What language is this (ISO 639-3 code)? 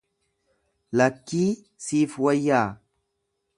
orm